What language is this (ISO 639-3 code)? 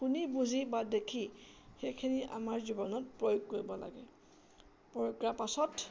asm